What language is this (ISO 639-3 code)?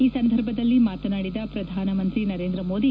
kan